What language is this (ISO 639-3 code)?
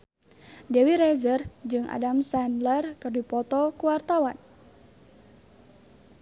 sun